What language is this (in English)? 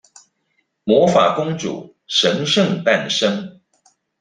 Chinese